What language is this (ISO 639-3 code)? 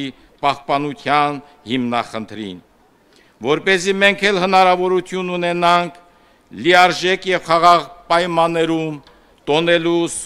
ron